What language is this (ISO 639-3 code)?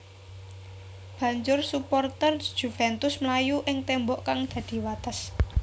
jav